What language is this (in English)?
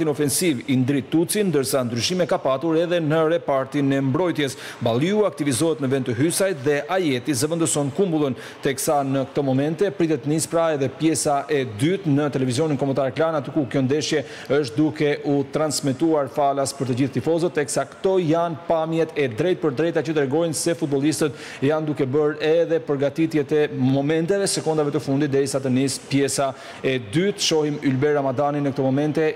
Romanian